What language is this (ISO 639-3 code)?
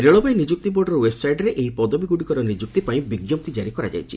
ori